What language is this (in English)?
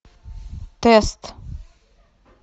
Russian